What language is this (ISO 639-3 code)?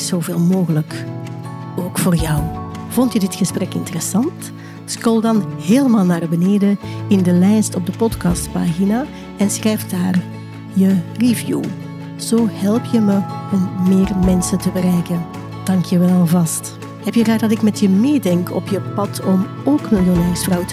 nld